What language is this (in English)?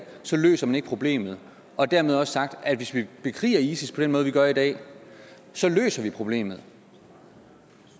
Danish